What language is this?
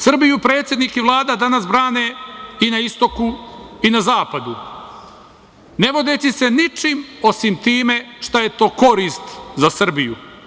Serbian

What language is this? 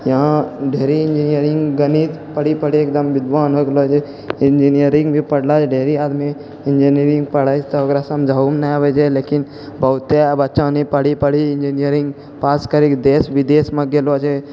Maithili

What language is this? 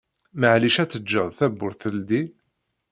Kabyle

